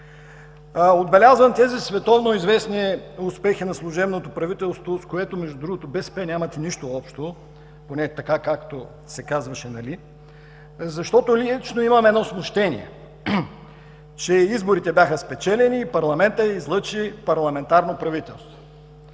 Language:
Bulgarian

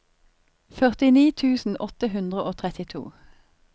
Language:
Norwegian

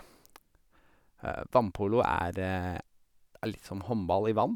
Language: Norwegian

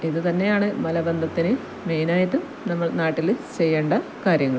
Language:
Malayalam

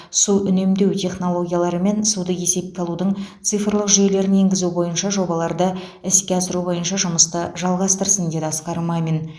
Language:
Kazakh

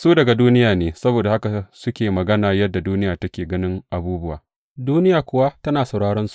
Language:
Hausa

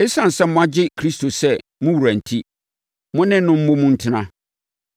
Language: Akan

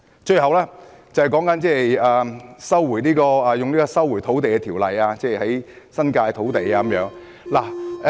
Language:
Cantonese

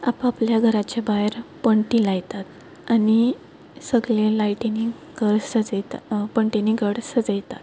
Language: Konkani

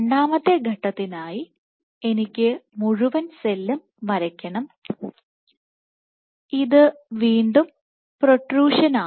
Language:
Malayalam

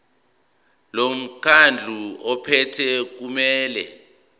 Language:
Zulu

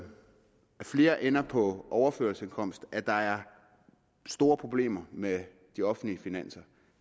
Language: Danish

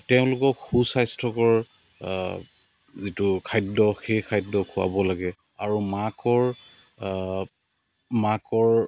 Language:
Assamese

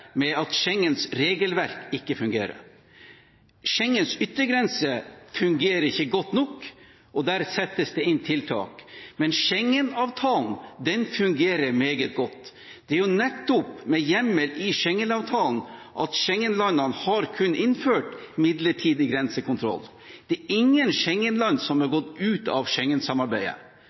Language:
Norwegian Bokmål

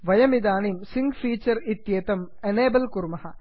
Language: Sanskrit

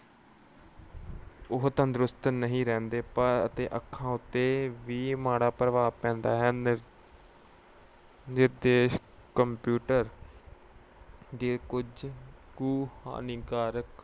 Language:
Punjabi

